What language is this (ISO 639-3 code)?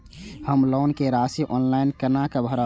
mai